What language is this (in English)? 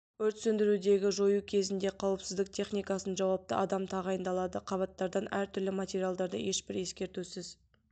Kazakh